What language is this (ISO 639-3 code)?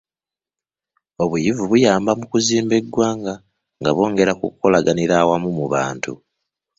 lug